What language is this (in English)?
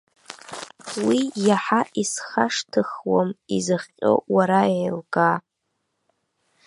Abkhazian